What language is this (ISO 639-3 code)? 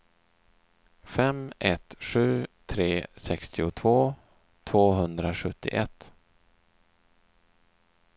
swe